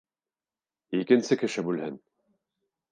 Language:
Bashkir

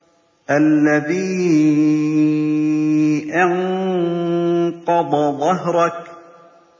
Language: Arabic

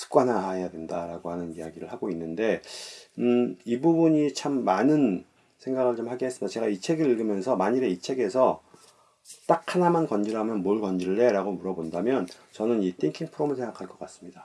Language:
Korean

